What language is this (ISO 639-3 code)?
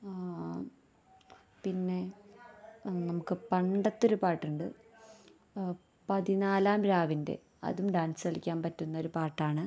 mal